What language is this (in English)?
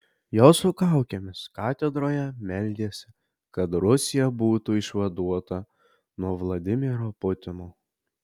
Lithuanian